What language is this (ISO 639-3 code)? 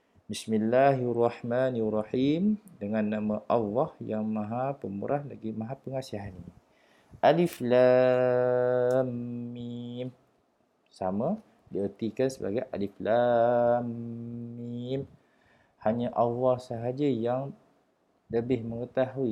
msa